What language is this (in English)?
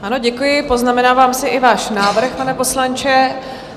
Czech